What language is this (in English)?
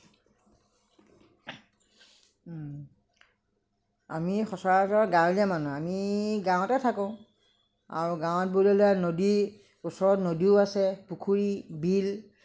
Assamese